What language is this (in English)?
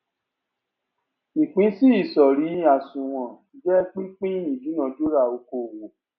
Yoruba